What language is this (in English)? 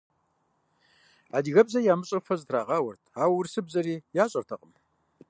Kabardian